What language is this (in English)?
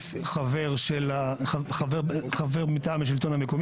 Hebrew